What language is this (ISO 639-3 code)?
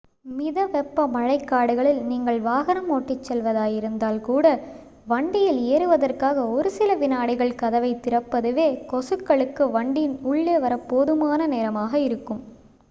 tam